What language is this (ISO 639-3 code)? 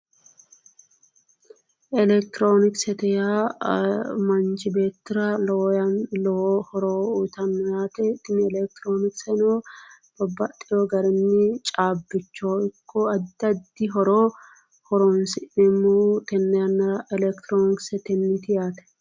sid